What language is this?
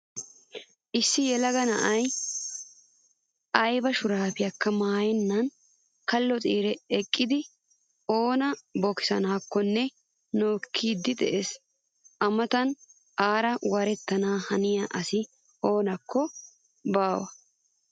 Wolaytta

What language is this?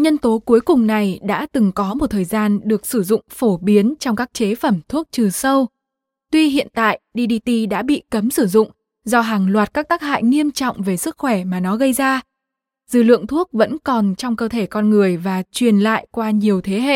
Vietnamese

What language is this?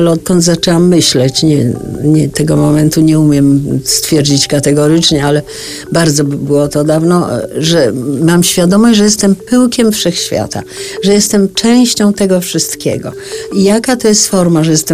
Polish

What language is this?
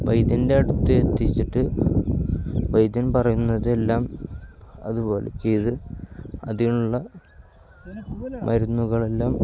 Malayalam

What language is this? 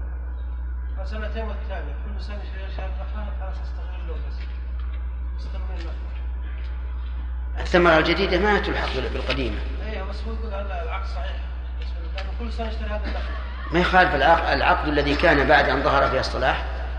Arabic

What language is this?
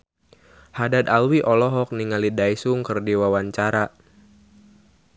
Sundanese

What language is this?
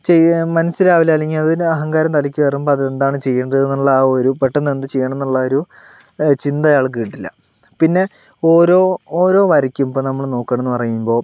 Malayalam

